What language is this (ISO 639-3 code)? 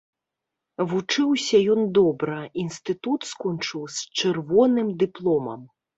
bel